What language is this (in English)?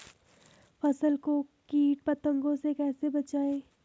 Hindi